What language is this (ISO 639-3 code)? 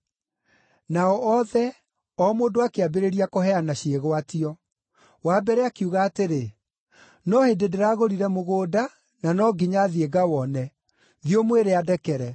kik